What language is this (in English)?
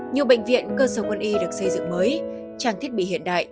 Vietnamese